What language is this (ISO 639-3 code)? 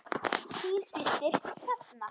isl